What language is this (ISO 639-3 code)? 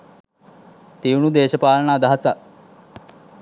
sin